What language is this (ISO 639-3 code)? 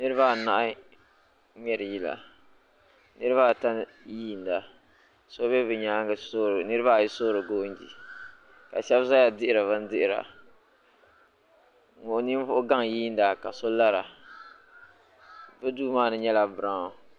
dag